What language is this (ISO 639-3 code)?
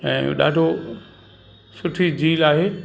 snd